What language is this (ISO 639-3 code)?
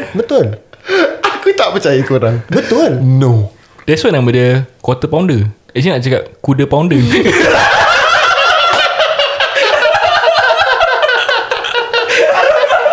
msa